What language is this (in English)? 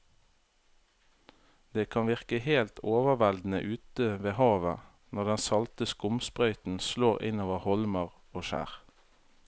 Norwegian